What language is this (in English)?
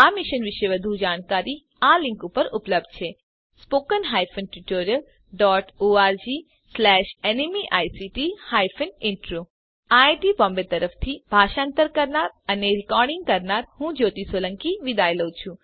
Gujarati